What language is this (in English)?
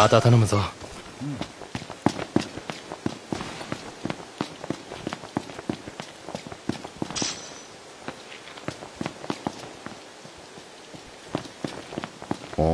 Japanese